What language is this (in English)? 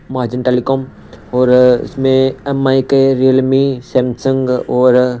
Hindi